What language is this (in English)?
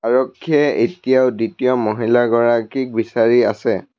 Assamese